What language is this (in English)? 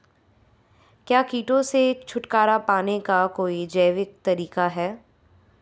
Hindi